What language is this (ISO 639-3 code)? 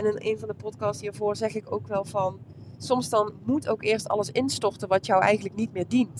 nld